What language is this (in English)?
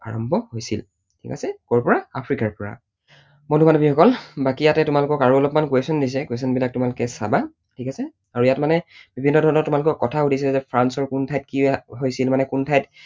Assamese